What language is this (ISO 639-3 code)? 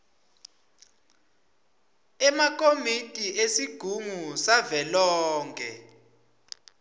ssw